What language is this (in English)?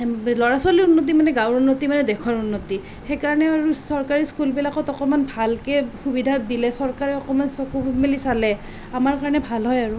Assamese